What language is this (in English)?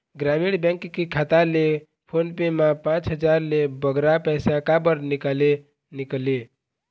Chhattisgarhi